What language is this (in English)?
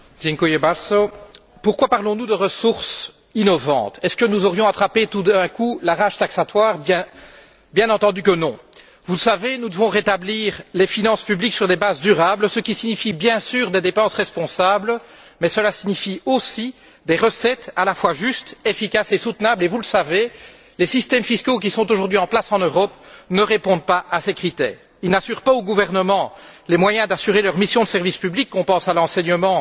French